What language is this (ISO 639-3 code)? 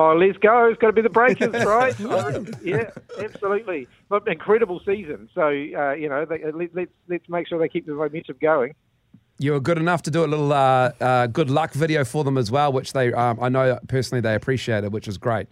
eng